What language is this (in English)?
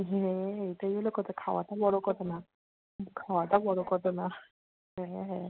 Bangla